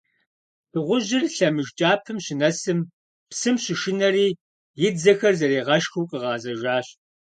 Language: Kabardian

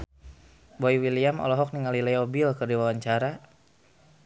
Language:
Sundanese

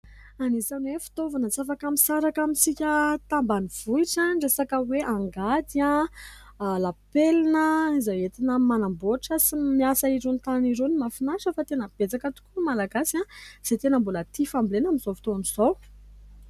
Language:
Malagasy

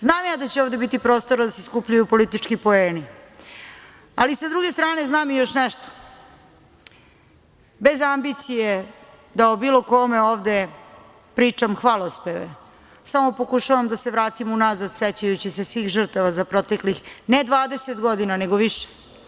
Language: Serbian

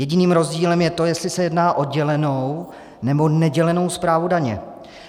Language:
Czech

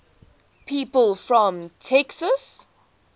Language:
English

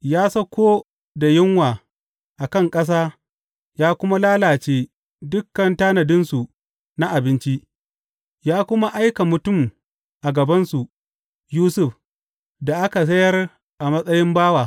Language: Hausa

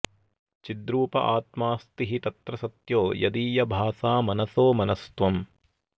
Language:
Sanskrit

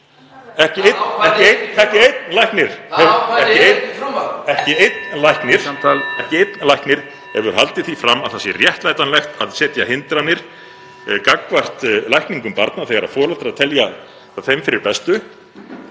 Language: Icelandic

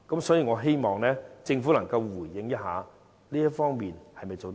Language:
Cantonese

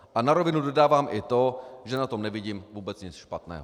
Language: Czech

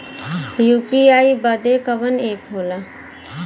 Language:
Bhojpuri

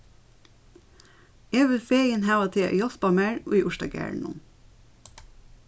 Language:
Faroese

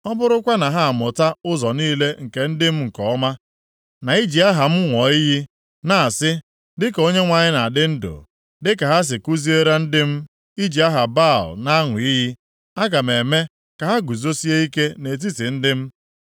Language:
Igbo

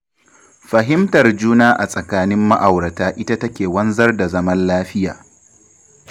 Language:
Hausa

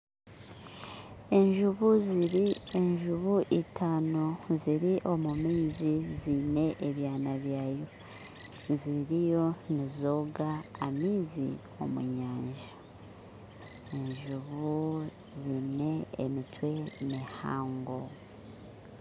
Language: Nyankole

